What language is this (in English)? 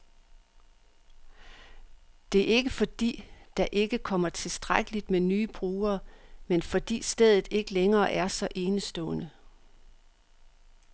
Danish